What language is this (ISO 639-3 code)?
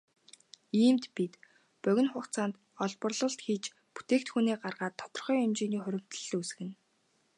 mon